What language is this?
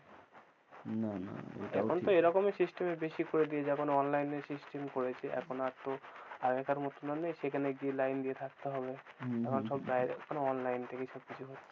Bangla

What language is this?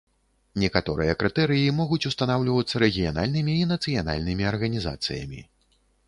Belarusian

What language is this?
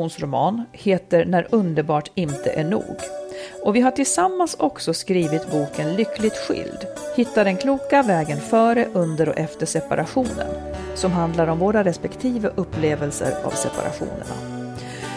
Swedish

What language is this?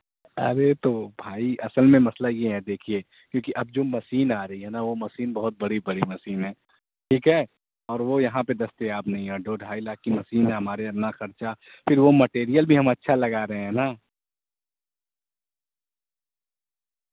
Urdu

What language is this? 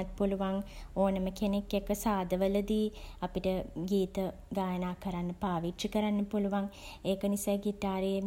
Sinhala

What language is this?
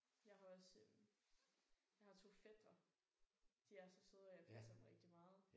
Danish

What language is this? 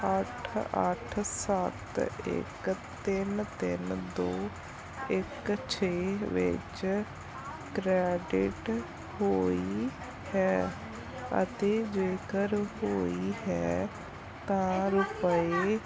Punjabi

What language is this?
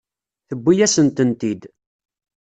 Kabyle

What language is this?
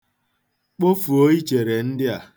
Igbo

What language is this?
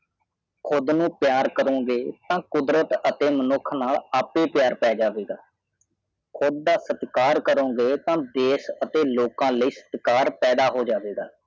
Punjabi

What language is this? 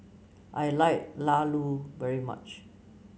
English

